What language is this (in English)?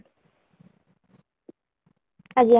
Odia